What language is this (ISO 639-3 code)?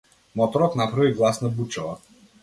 mkd